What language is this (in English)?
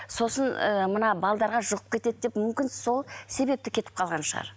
Kazakh